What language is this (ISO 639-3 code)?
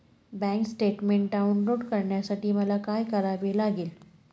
mar